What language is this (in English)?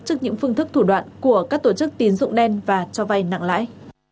Vietnamese